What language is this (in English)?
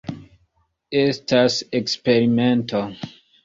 Esperanto